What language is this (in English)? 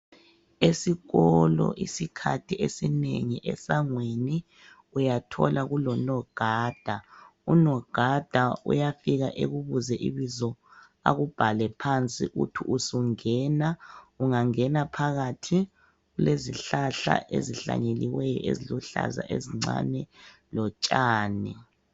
North Ndebele